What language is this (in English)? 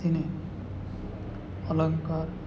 Gujarati